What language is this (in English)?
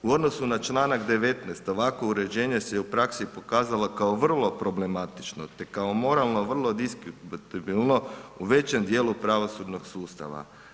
Croatian